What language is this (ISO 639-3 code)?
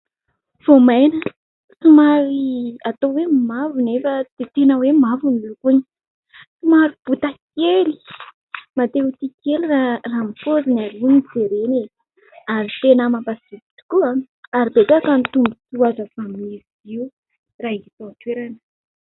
mlg